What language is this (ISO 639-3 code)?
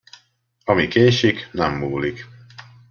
hun